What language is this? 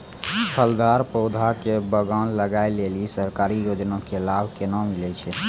Maithili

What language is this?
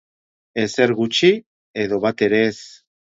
Basque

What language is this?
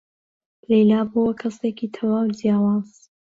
Central Kurdish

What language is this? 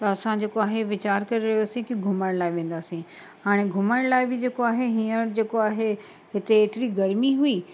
Sindhi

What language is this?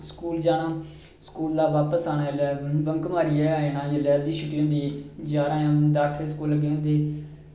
Dogri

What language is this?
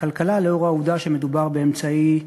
Hebrew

